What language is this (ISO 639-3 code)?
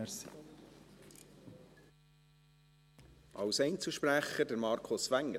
gsw